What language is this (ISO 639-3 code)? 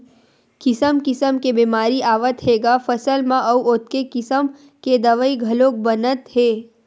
hne